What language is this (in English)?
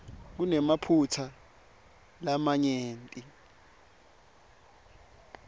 Swati